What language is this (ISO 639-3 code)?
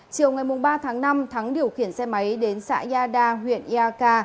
vie